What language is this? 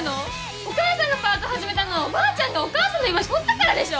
Japanese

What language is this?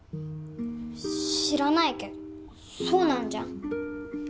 Japanese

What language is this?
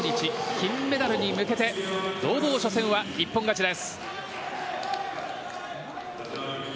Japanese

